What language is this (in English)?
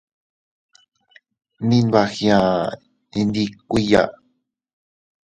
Teutila Cuicatec